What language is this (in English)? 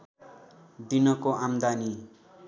Nepali